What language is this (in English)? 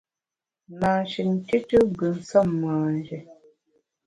Bamun